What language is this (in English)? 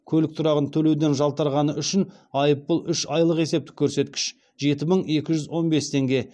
Kazakh